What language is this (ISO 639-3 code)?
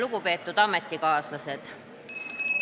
est